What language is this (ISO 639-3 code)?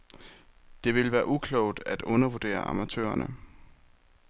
dan